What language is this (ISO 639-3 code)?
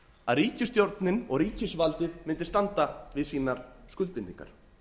isl